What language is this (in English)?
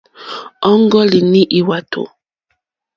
Mokpwe